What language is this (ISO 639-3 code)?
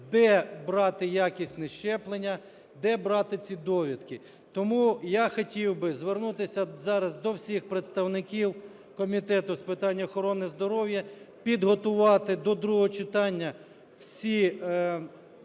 ukr